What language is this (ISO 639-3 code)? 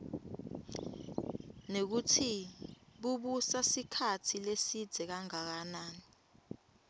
ssw